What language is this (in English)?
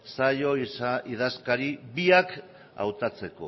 Basque